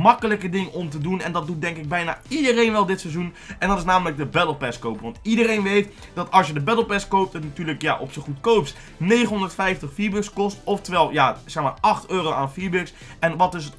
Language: Dutch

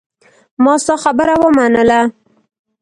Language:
Pashto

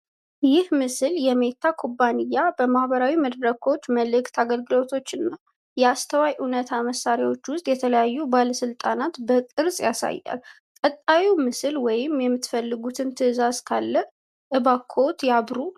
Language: Amharic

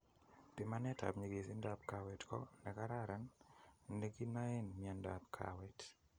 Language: Kalenjin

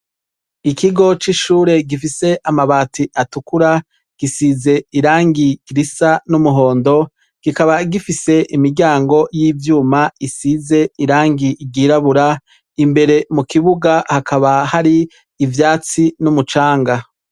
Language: Rundi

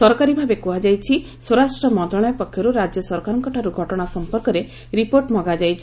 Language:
Odia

